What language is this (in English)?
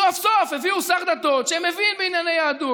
Hebrew